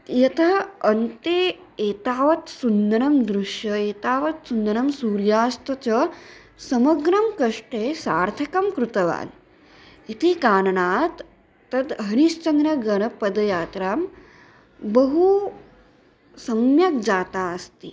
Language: Sanskrit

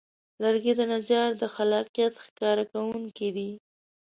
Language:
Pashto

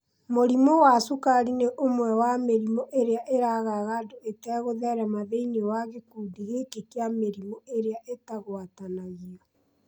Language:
Kikuyu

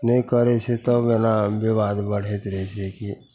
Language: Maithili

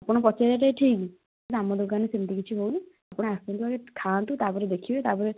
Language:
Odia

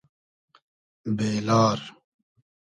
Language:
Hazaragi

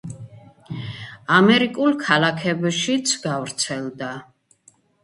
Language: Georgian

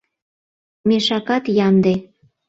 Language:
Mari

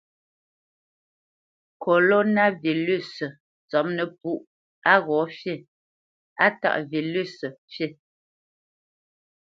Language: Bamenyam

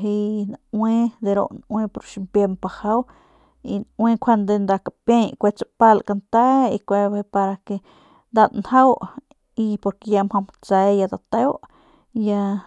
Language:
Northern Pame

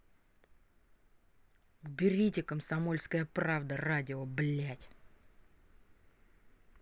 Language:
Russian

